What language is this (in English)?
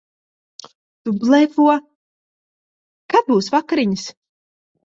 Latvian